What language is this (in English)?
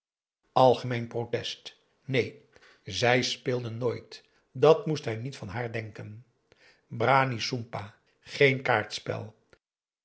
Dutch